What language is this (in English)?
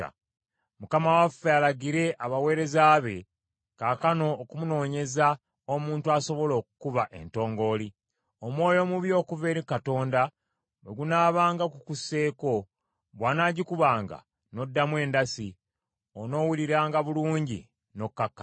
Ganda